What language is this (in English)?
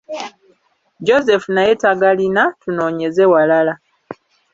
Ganda